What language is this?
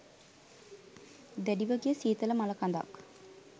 Sinhala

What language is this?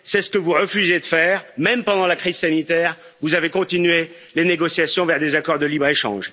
French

